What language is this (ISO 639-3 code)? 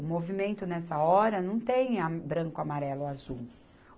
por